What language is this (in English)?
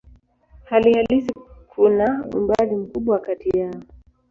Swahili